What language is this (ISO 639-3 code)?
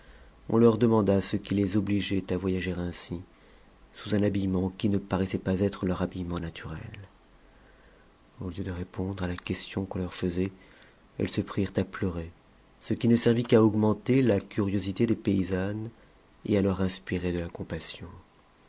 fra